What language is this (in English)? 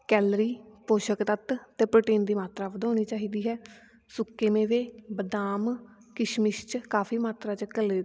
Punjabi